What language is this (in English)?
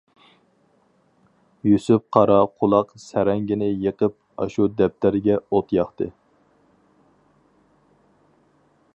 Uyghur